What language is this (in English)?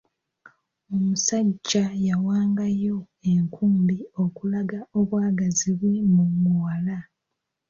Ganda